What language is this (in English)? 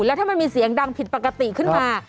Thai